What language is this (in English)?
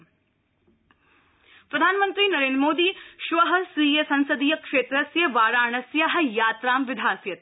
Sanskrit